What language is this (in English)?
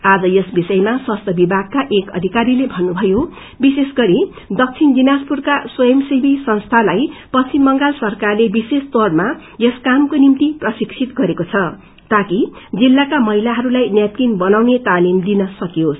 Nepali